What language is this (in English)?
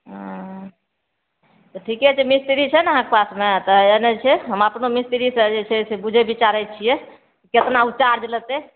Maithili